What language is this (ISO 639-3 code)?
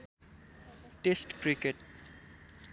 nep